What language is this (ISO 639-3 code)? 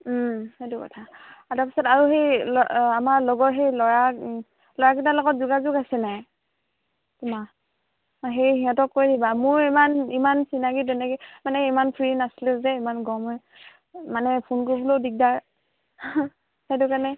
asm